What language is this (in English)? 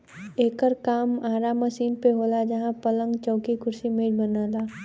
Bhojpuri